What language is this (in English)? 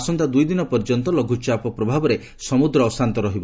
Odia